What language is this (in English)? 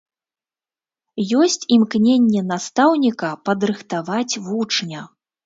Belarusian